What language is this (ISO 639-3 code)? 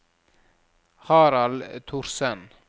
nor